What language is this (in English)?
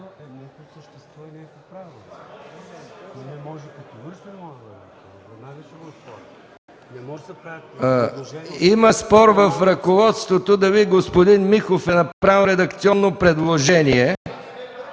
Bulgarian